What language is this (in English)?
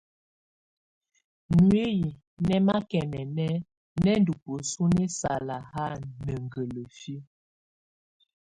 Tunen